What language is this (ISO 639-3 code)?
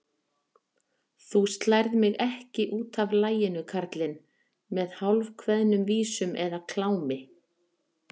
isl